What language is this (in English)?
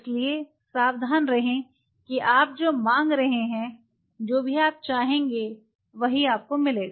Hindi